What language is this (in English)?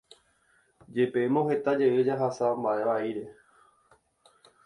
Guarani